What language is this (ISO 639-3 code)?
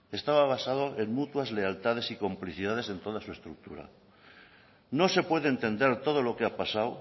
spa